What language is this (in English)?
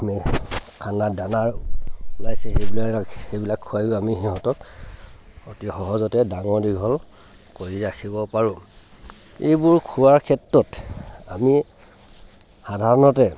Assamese